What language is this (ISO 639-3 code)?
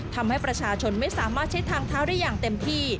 tha